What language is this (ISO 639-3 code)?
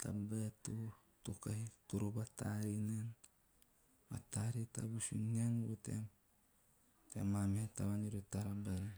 tio